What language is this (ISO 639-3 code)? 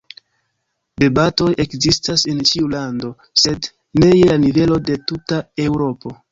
epo